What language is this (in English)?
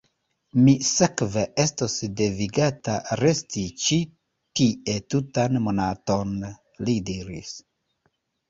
Esperanto